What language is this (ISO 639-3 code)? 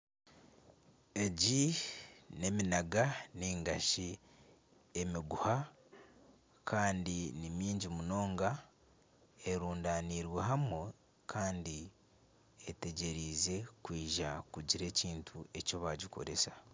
nyn